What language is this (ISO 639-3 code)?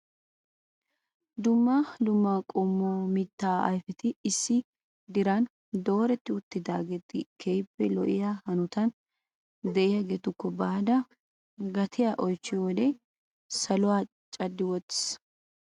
wal